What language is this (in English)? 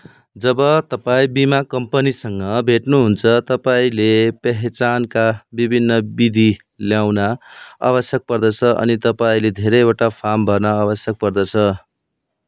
Nepali